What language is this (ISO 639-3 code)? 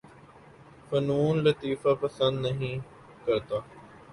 urd